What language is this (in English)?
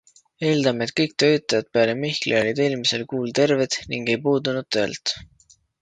Estonian